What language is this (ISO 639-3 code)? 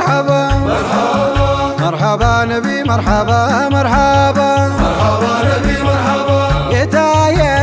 ara